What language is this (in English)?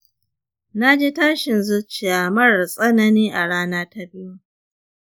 Hausa